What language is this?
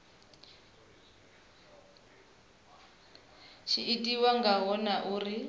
Venda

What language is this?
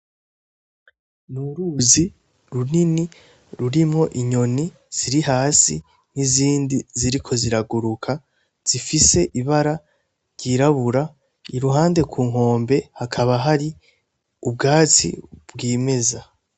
Rundi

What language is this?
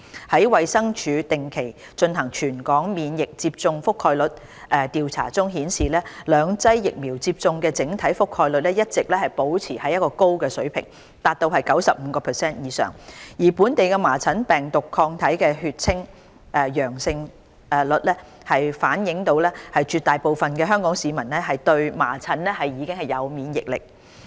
Cantonese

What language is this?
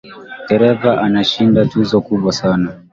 Swahili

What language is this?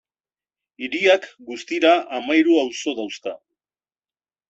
Basque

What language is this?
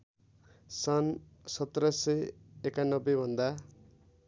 Nepali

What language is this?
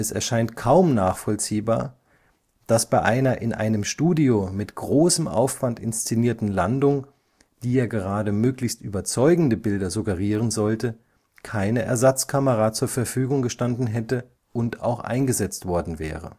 German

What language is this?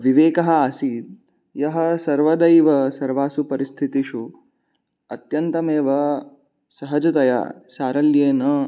Sanskrit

